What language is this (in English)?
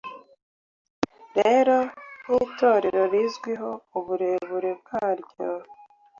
Kinyarwanda